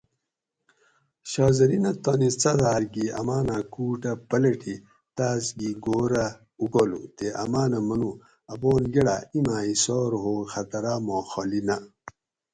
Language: Gawri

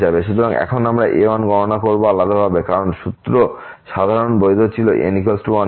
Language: Bangla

